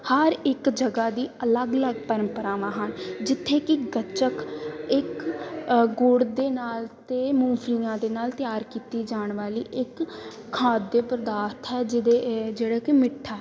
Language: Punjabi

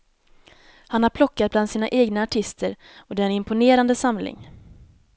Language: Swedish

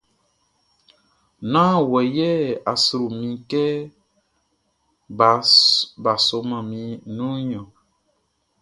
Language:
Baoulé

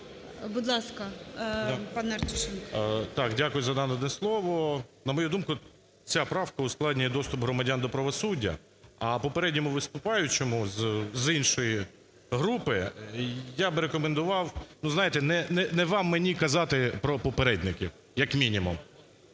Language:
Ukrainian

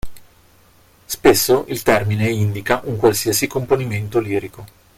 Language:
Italian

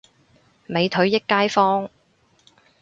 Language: Cantonese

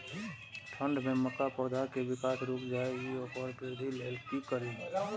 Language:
Maithili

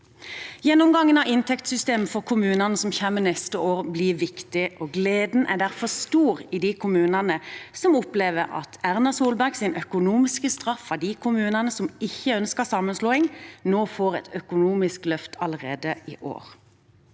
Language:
Norwegian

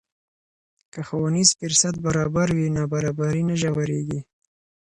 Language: Pashto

